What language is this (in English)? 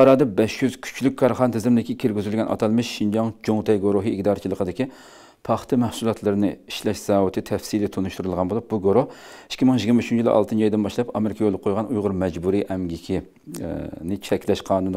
Turkish